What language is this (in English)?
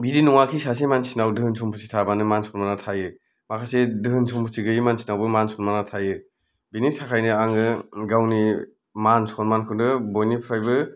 Bodo